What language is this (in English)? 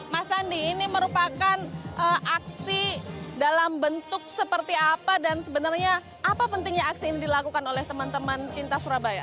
Indonesian